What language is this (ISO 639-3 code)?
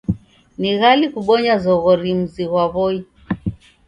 dav